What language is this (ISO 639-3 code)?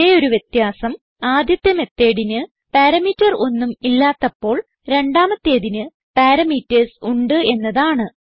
mal